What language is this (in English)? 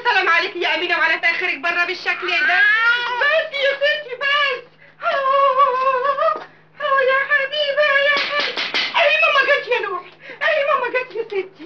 Arabic